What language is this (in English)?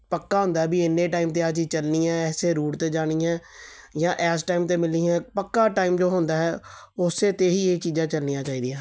Punjabi